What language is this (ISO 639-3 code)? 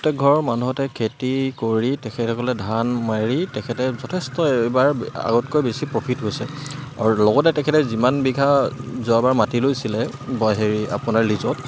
asm